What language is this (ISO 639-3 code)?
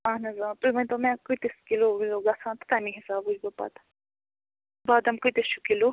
kas